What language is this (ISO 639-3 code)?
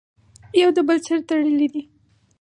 pus